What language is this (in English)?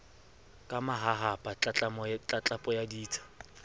Southern Sotho